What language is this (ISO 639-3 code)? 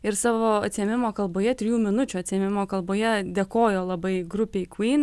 lit